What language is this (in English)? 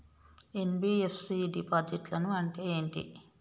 Telugu